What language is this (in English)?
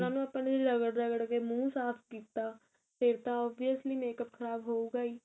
Punjabi